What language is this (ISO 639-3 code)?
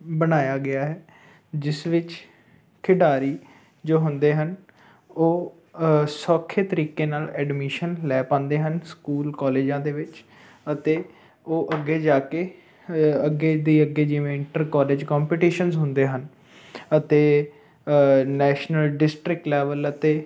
pan